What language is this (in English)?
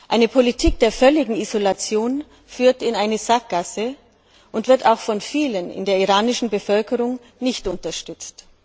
German